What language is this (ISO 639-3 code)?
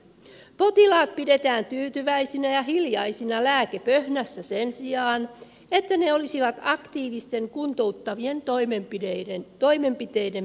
fin